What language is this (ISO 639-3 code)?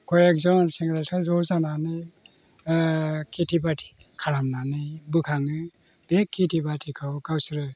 brx